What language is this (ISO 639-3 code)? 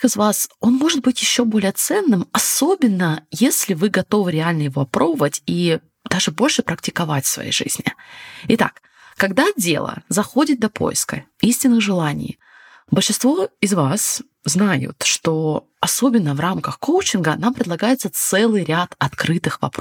rus